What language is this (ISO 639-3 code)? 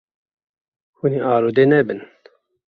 kur